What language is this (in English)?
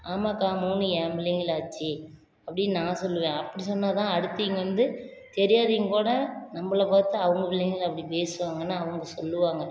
Tamil